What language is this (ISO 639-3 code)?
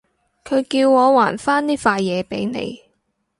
yue